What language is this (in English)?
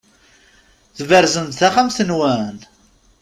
Kabyle